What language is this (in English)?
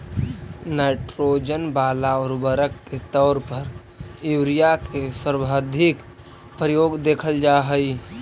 Magahi